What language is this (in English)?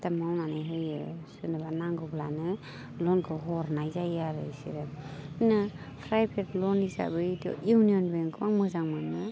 Bodo